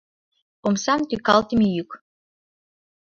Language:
Mari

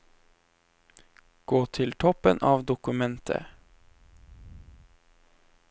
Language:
Norwegian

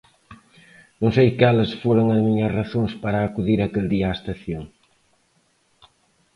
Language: Galician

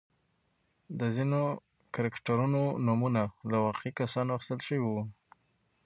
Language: Pashto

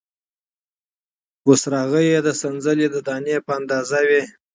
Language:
Pashto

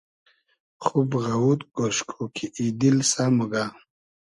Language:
Hazaragi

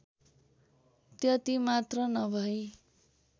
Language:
Nepali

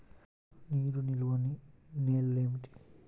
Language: Telugu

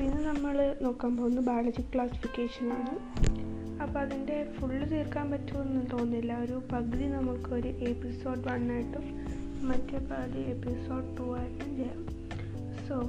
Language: Malayalam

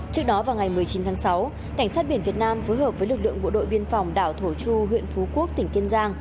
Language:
Vietnamese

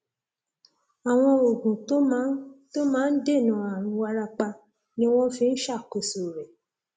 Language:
Yoruba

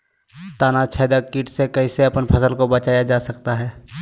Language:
Magahi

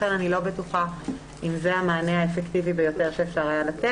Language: Hebrew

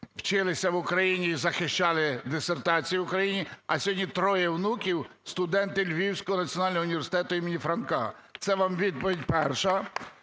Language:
Ukrainian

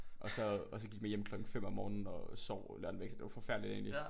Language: Danish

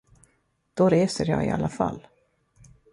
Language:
Swedish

